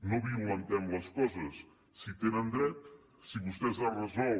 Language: Catalan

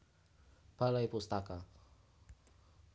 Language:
Javanese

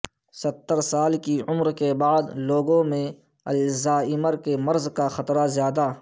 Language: Urdu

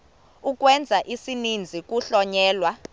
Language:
Xhosa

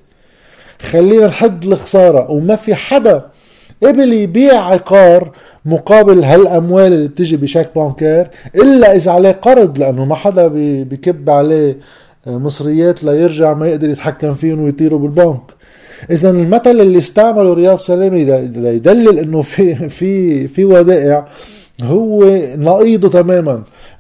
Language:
Arabic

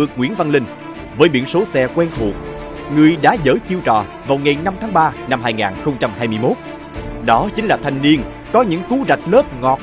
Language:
Vietnamese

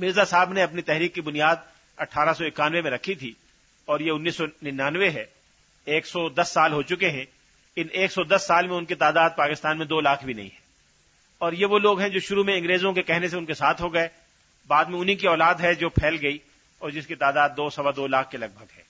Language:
Urdu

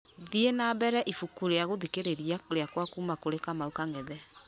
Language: Kikuyu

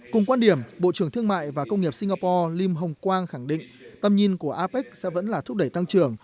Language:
Vietnamese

